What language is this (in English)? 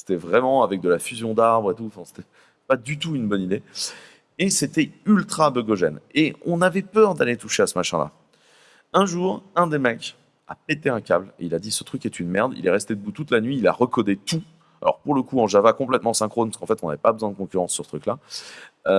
French